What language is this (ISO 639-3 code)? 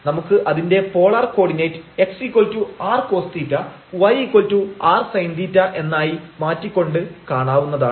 mal